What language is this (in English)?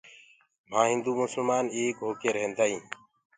Gurgula